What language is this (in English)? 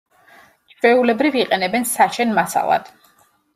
Georgian